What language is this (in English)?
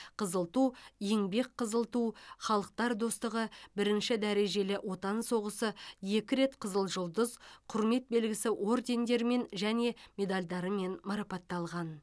Kazakh